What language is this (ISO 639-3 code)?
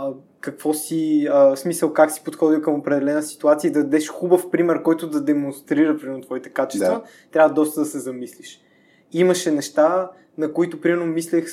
bul